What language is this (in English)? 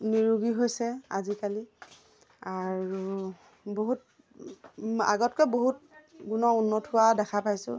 Assamese